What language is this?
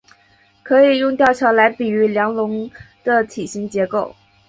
Chinese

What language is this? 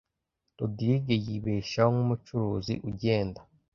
Kinyarwanda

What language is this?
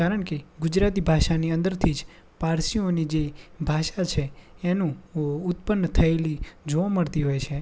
Gujarati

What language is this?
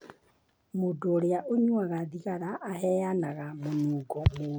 Kikuyu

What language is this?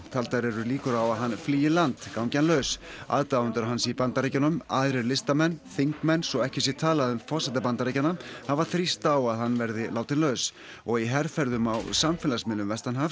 Icelandic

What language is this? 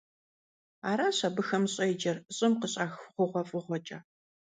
Kabardian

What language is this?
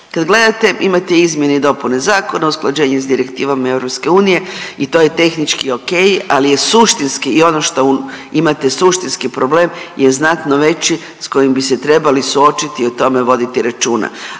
Croatian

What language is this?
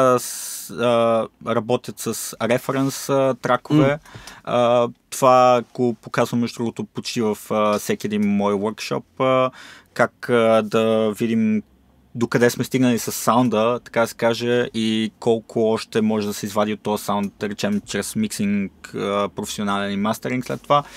Bulgarian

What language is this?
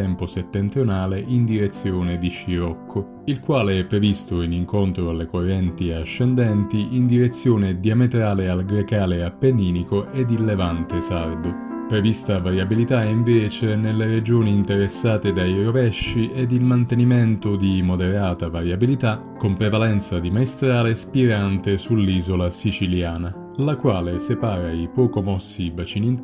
Italian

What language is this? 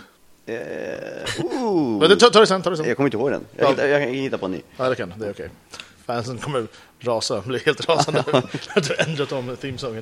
Swedish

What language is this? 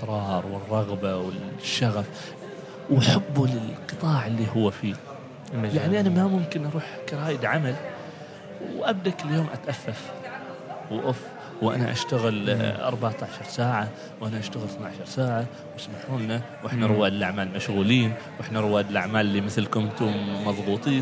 Arabic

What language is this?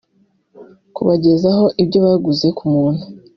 Kinyarwanda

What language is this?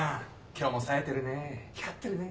Japanese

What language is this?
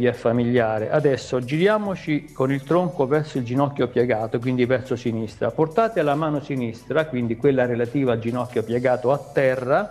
Italian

